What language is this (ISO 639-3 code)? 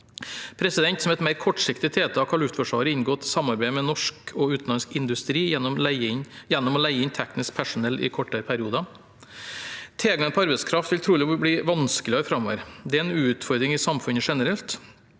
nor